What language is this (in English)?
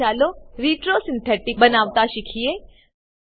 Gujarati